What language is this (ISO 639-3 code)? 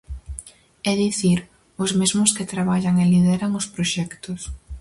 glg